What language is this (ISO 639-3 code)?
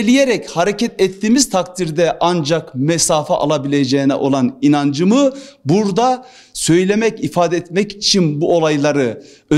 tur